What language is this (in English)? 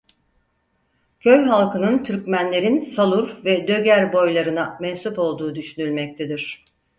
Turkish